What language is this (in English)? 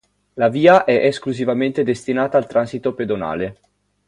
Italian